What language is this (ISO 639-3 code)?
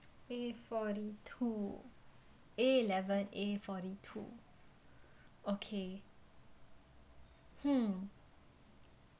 eng